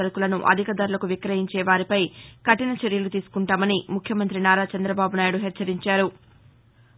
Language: Telugu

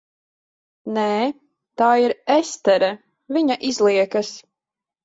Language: Latvian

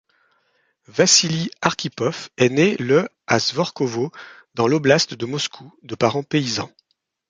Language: French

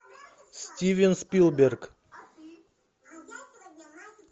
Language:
Russian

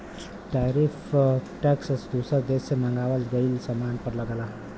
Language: Bhojpuri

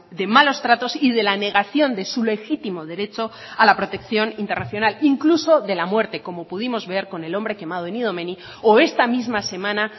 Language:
Spanish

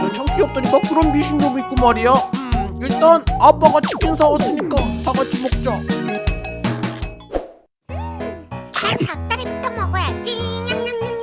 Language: Korean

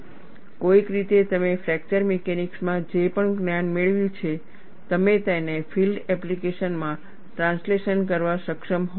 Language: Gujarati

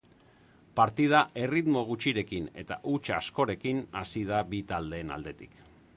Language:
Basque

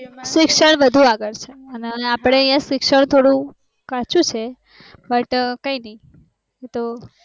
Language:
Gujarati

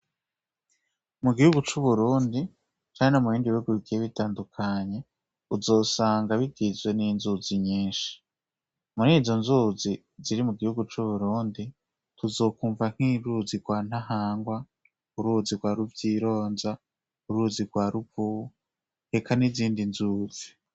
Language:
Rundi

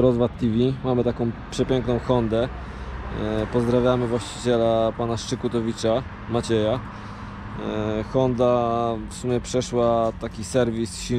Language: Polish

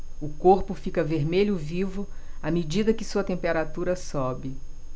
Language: Portuguese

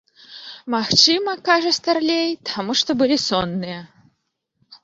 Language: Belarusian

